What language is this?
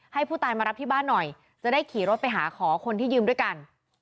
Thai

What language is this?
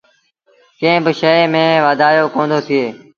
Sindhi Bhil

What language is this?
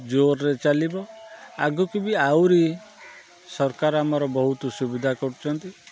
Odia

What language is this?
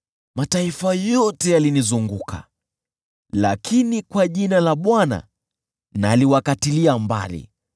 Swahili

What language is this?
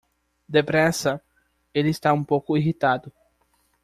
Portuguese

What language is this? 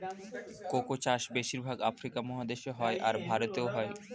Bangla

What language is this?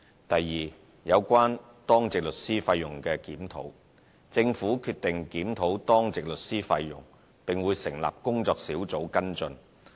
Cantonese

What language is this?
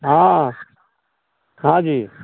Maithili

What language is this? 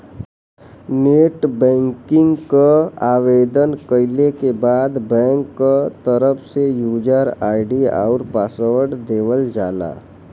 Bhojpuri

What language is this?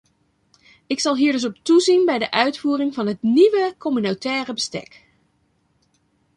Dutch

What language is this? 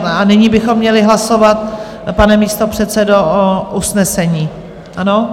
Czech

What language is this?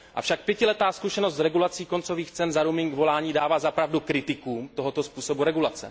Czech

